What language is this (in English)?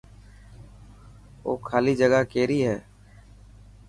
Dhatki